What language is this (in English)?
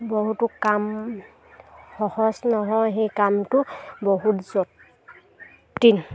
Assamese